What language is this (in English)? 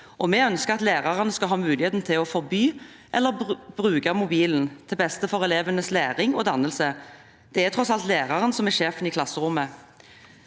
Norwegian